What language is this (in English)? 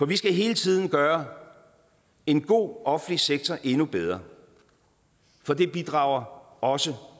Danish